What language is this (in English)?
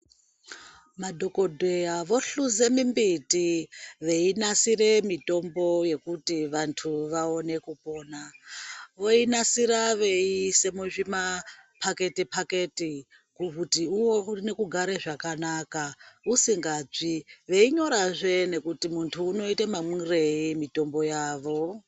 Ndau